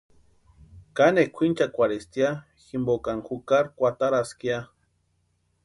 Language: Western Highland Purepecha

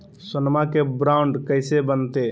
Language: Magahi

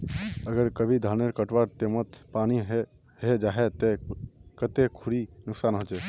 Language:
Magahi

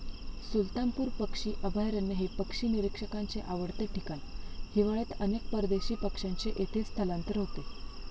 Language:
Marathi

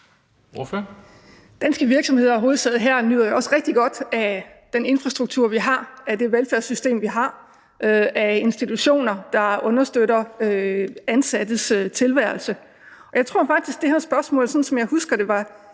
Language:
Danish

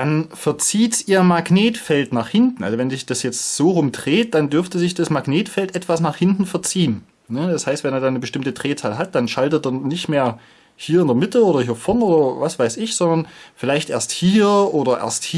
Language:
German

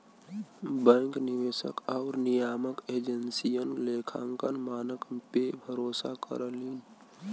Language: Bhojpuri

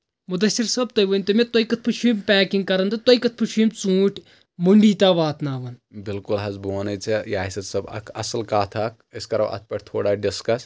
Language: Kashmiri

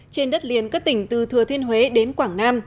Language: Vietnamese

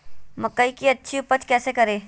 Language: Magahi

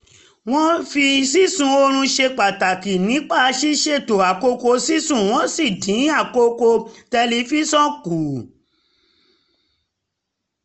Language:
Yoruba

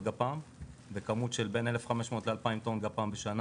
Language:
Hebrew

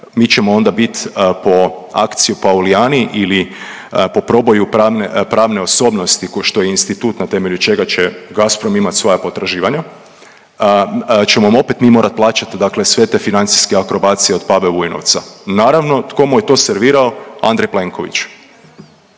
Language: Croatian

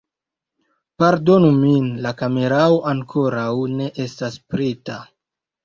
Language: Esperanto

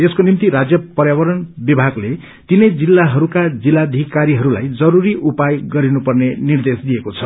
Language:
Nepali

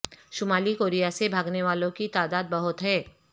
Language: Urdu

